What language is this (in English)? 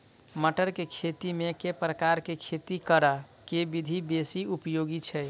Maithili